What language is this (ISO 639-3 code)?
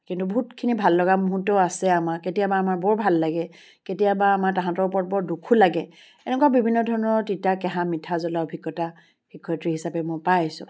asm